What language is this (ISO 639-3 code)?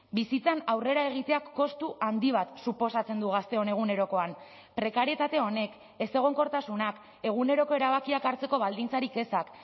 eus